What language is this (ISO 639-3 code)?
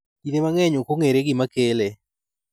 luo